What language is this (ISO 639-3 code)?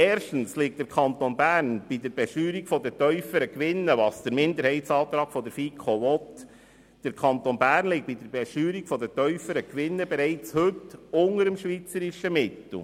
gsw